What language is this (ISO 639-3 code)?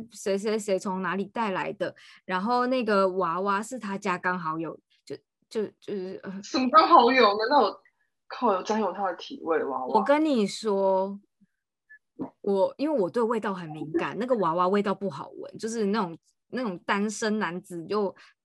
zho